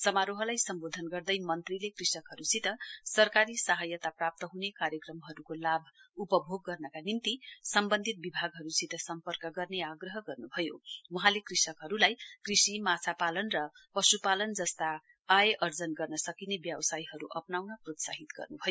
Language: Nepali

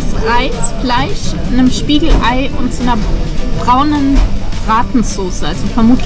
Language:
German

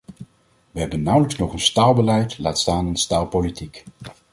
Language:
Dutch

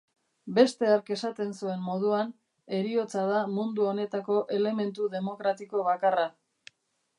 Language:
Basque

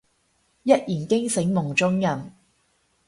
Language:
Cantonese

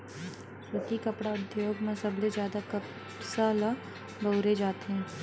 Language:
Chhattisgarhi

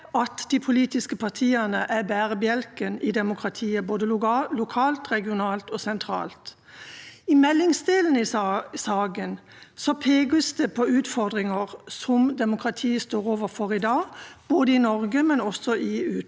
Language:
Norwegian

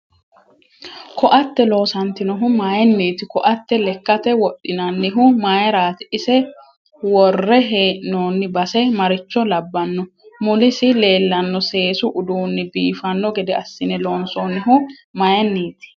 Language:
Sidamo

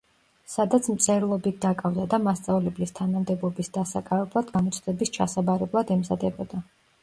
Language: Georgian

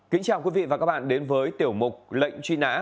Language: Vietnamese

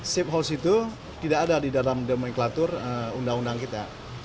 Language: Indonesian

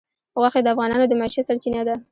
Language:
Pashto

